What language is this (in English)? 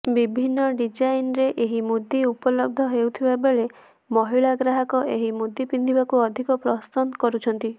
Odia